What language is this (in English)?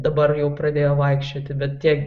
Lithuanian